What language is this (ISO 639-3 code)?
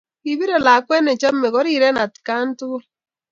kln